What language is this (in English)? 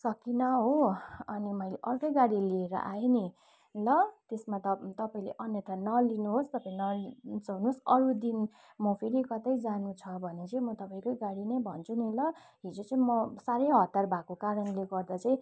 Nepali